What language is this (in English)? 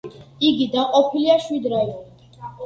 Georgian